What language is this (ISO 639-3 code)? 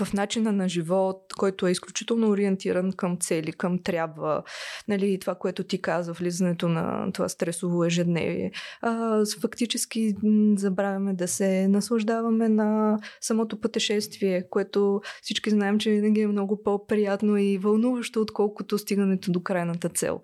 bul